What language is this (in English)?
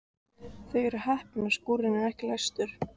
Icelandic